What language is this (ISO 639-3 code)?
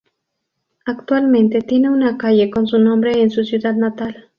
spa